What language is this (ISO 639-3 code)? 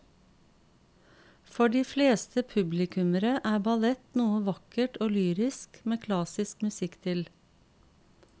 nor